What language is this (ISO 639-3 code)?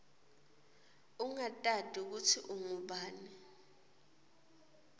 ssw